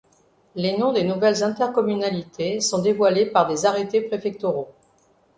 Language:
French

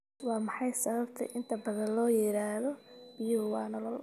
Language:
Somali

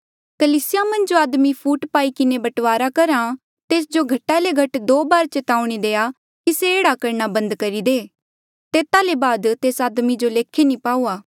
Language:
Mandeali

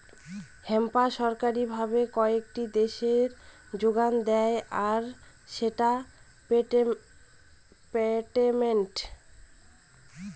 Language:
Bangla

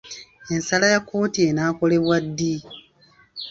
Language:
Ganda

